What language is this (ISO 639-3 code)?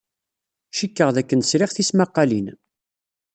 kab